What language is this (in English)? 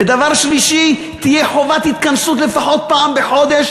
Hebrew